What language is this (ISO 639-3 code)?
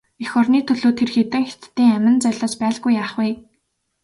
mon